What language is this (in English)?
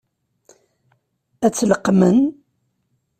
Kabyle